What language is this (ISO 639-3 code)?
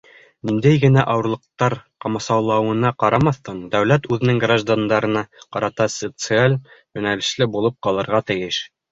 bak